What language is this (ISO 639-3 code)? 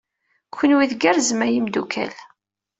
kab